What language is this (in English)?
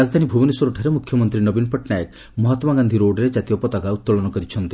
Odia